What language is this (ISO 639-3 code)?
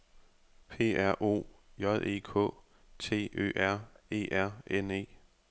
dan